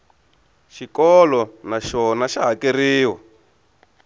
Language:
Tsonga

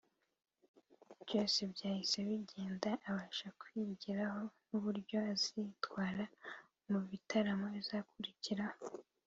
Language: Kinyarwanda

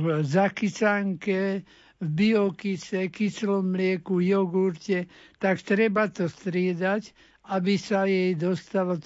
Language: Slovak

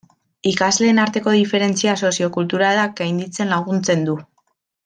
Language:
Basque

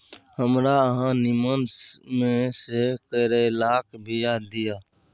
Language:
Maithili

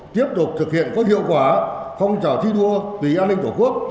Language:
Vietnamese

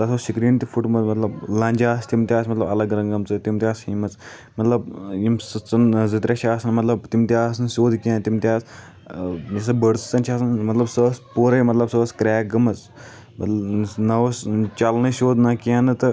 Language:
Kashmiri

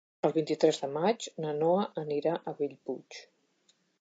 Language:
Catalan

